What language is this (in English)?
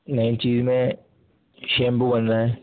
Urdu